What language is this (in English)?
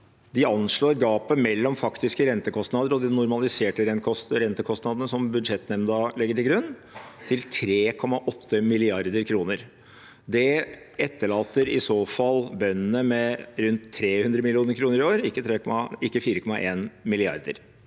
Norwegian